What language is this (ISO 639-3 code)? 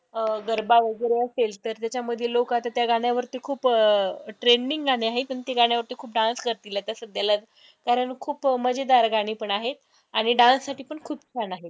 mar